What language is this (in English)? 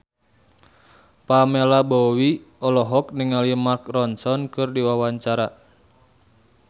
Sundanese